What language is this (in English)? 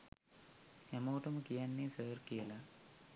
Sinhala